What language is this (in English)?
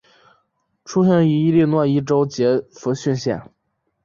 Chinese